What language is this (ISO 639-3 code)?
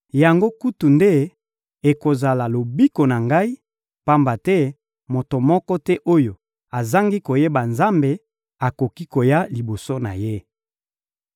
lin